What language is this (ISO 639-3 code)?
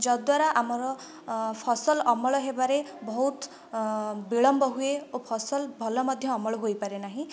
ori